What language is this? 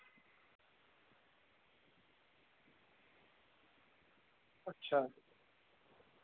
Dogri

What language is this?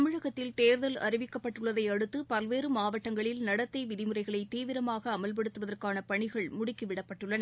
Tamil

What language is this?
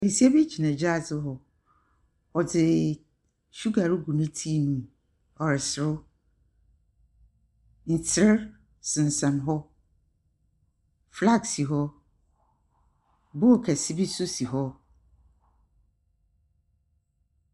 Akan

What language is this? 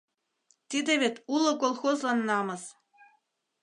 Mari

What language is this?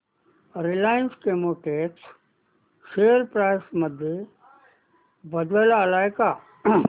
Marathi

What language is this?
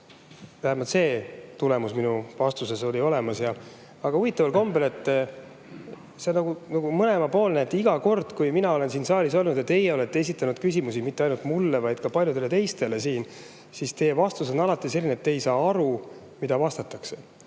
Estonian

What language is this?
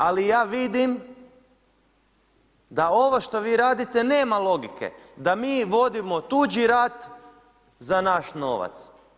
Croatian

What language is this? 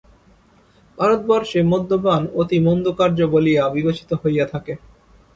Bangla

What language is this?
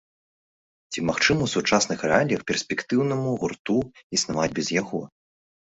Belarusian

